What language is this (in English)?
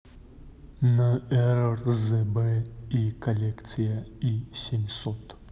Russian